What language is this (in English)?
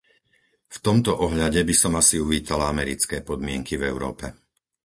Slovak